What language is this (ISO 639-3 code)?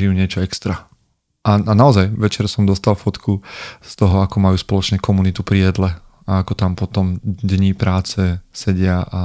slk